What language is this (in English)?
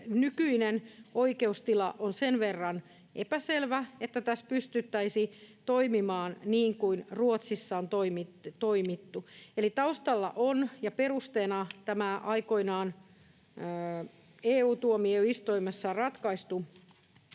Finnish